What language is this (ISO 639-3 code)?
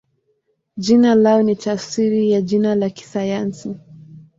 swa